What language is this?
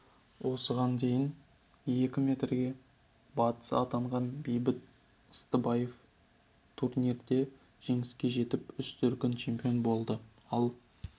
Kazakh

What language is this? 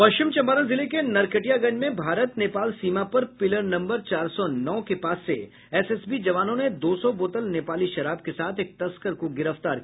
Hindi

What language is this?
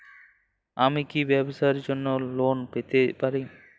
Bangla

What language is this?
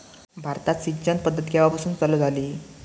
Marathi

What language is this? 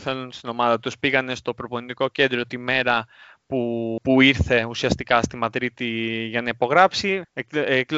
Greek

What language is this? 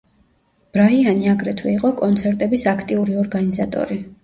Georgian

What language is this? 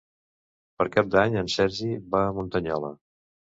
Catalan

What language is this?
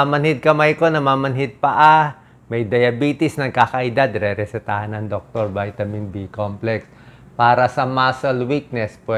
Filipino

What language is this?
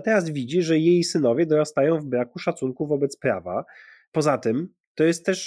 Polish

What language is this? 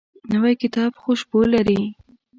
Pashto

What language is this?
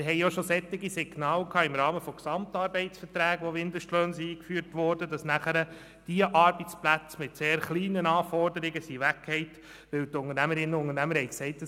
Swiss German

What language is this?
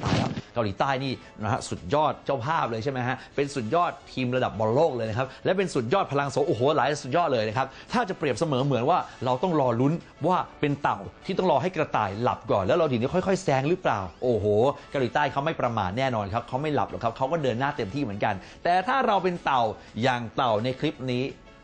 Thai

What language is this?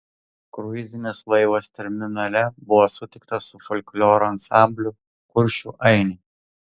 Lithuanian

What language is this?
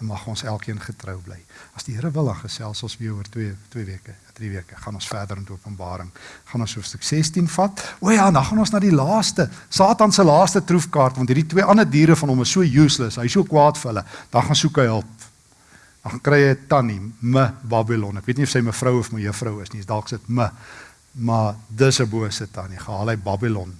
Dutch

